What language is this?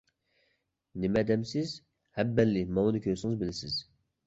Uyghur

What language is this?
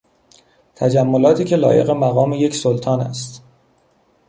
Persian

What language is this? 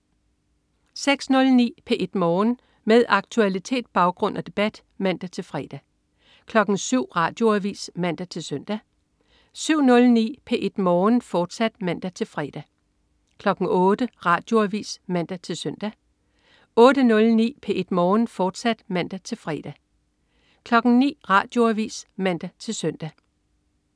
Danish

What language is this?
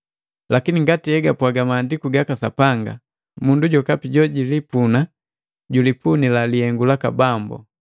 Matengo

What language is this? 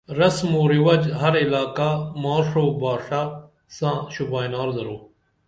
Dameli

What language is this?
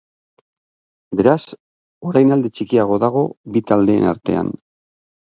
Basque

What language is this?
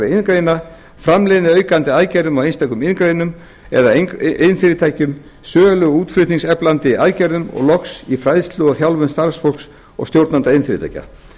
Icelandic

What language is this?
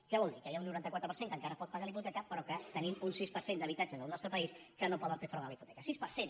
Catalan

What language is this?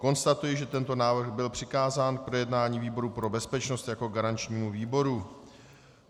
Czech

